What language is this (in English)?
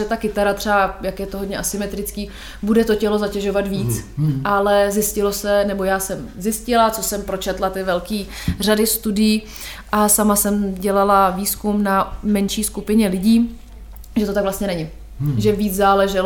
Czech